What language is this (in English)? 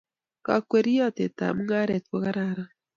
Kalenjin